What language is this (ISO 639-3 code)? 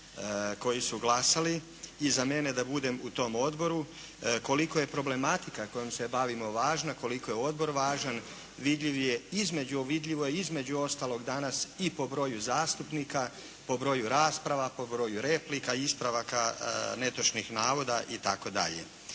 hrv